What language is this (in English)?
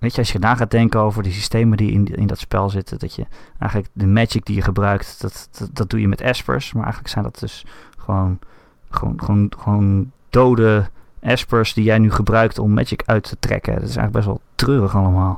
Dutch